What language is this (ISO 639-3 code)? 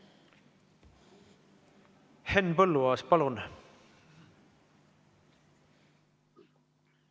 est